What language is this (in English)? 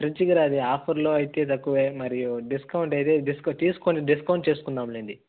Telugu